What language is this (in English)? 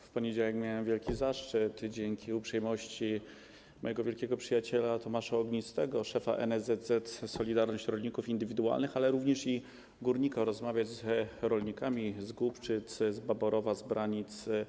Polish